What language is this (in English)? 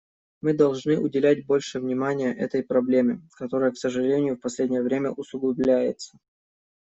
Russian